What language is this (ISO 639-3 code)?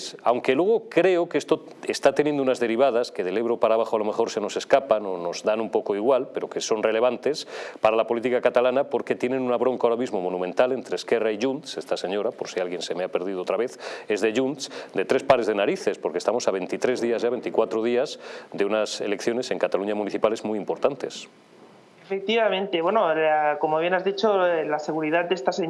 spa